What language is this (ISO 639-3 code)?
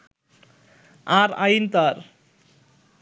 ben